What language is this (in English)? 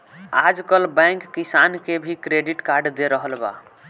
Bhojpuri